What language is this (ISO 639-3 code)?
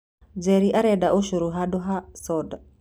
kik